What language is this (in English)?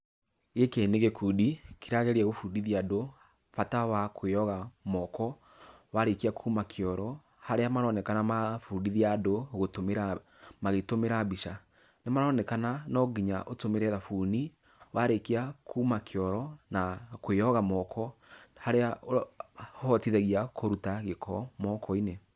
Kikuyu